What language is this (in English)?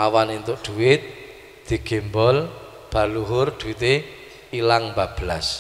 Indonesian